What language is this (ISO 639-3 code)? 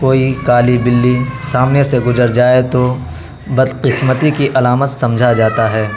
urd